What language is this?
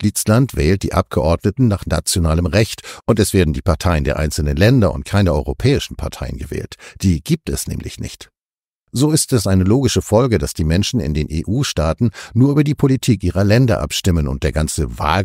German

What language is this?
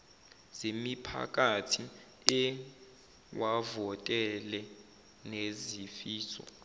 Zulu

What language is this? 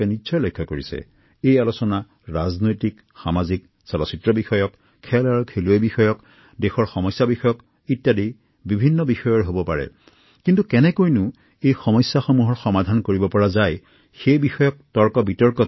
Assamese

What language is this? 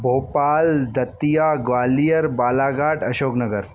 Sindhi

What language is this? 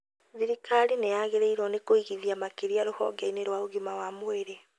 Kikuyu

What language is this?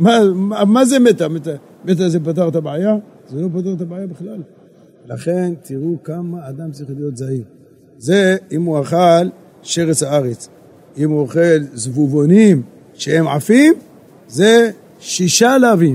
Hebrew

